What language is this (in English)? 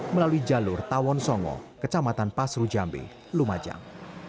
Indonesian